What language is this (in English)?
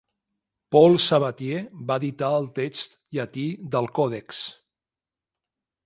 Catalan